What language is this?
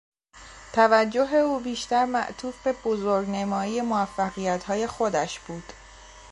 Persian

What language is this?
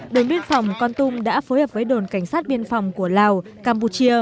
Vietnamese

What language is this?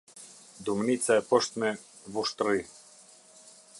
Albanian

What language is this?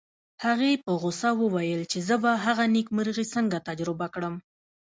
Pashto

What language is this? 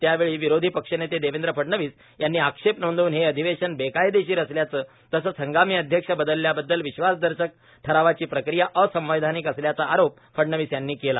Marathi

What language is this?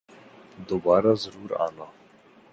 Urdu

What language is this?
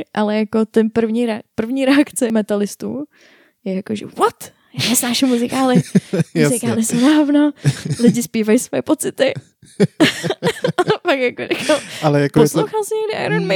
Czech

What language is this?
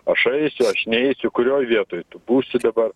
Lithuanian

